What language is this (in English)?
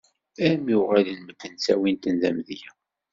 Kabyle